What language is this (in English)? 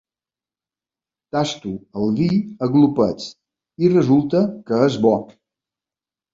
Catalan